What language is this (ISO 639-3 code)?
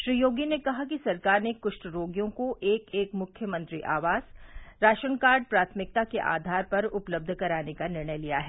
hin